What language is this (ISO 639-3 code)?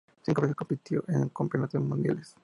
spa